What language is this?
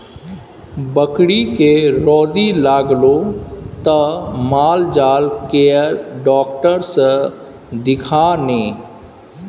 Maithili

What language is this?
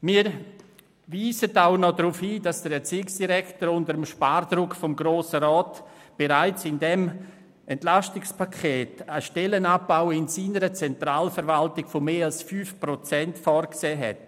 Swiss German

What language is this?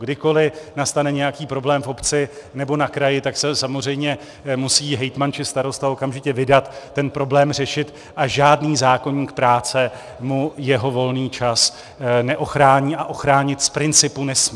Czech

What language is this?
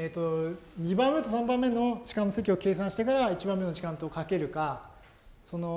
Japanese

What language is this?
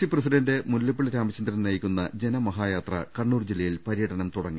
Malayalam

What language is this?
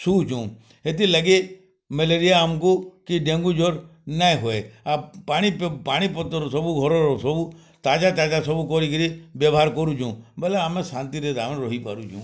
Odia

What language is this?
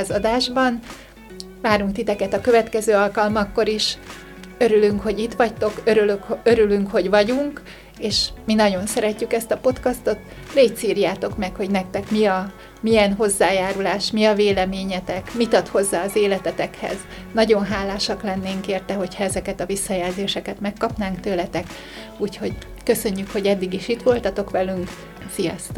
Hungarian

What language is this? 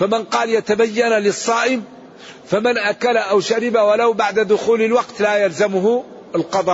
Arabic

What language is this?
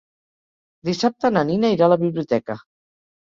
Catalan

